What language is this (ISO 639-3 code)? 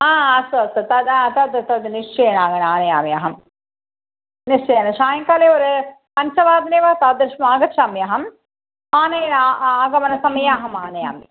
san